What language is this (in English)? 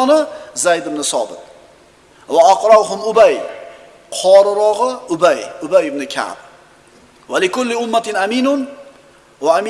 Turkish